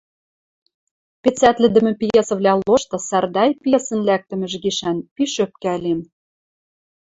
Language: Western Mari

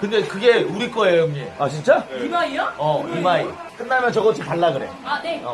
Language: Korean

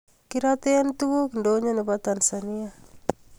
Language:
Kalenjin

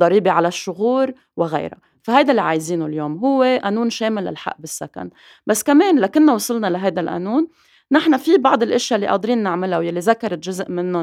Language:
Arabic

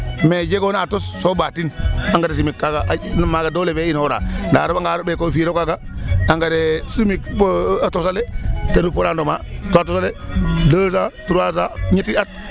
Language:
Serer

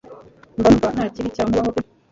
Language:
Kinyarwanda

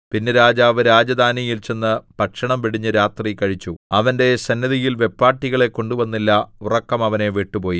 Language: Malayalam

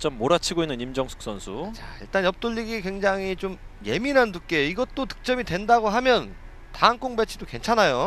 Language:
Korean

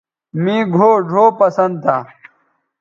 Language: Bateri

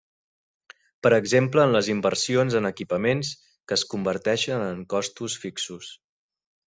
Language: Catalan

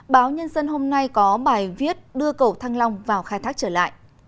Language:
Vietnamese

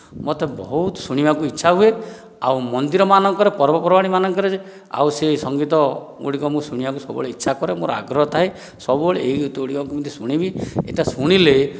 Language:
Odia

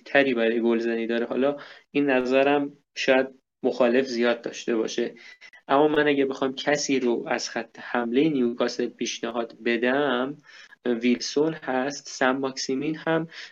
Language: Persian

